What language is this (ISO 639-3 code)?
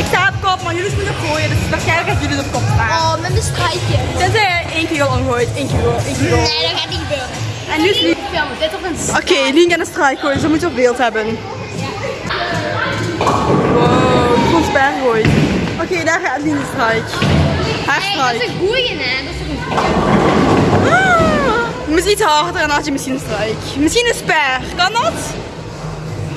nld